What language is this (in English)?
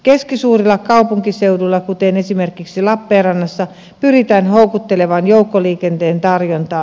Finnish